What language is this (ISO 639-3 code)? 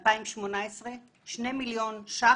heb